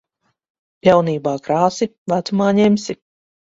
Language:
Latvian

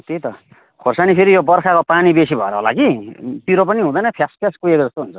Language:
Nepali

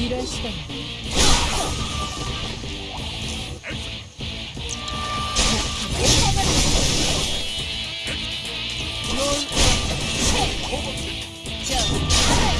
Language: Korean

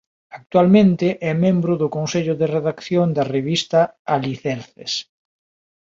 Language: Galician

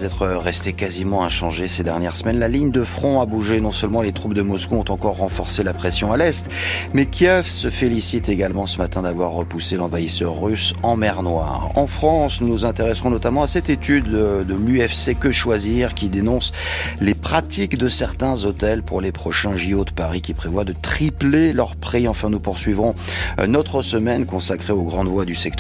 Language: French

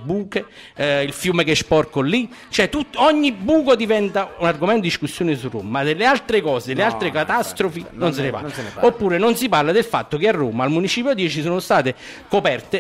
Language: Italian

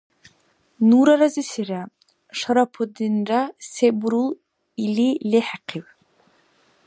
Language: Dargwa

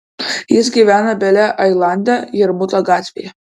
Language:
Lithuanian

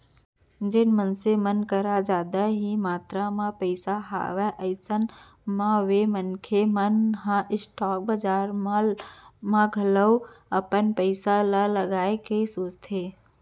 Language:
Chhattisgarhi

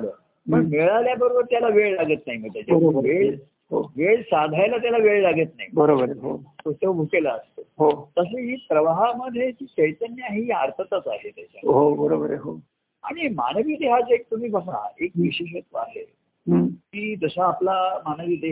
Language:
Marathi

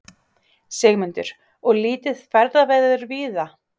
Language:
Icelandic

